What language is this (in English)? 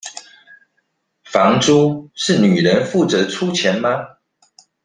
Chinese